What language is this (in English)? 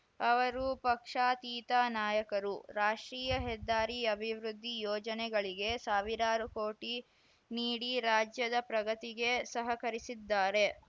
Kannada